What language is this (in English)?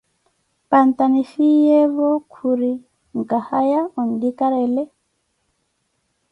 Koti